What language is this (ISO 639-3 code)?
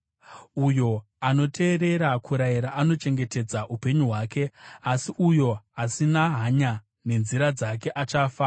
sna